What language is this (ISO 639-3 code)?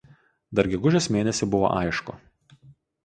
lit